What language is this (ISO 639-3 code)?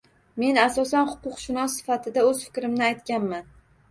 uzb